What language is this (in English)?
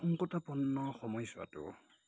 Assamese